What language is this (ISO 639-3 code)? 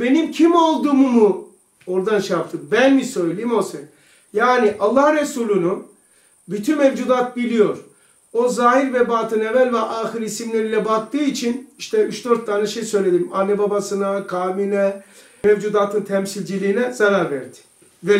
tur